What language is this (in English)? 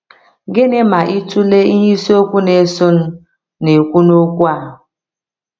Igbo